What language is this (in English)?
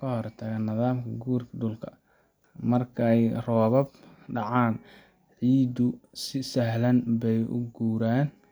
Somali